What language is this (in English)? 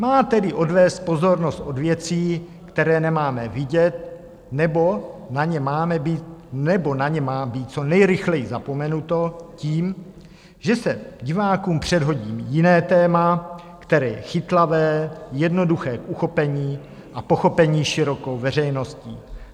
Czech